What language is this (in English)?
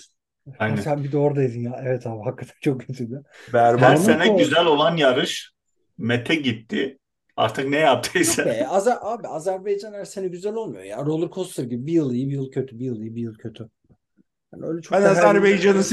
Turkish